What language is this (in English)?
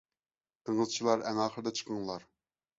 Uyghur